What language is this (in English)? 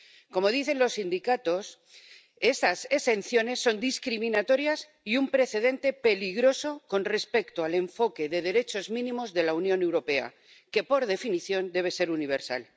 Spanish